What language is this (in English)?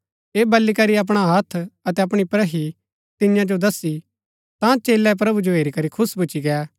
Gaddi